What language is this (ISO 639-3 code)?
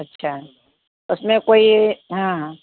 urd